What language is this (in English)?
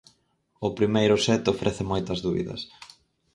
Galician